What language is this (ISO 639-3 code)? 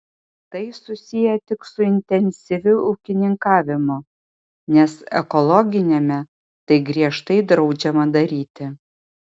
lit